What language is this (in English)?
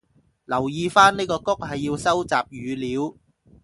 Cantonese